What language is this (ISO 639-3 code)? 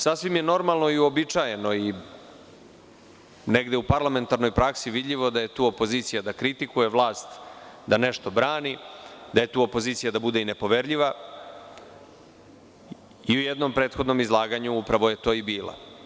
srp